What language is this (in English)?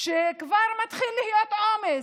Hebrew